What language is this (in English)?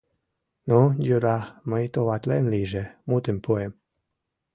Mari